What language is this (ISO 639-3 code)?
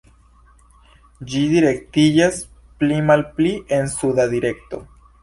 epo